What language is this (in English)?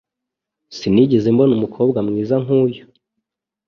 Kinyarwanda